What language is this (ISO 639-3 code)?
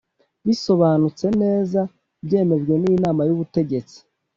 kin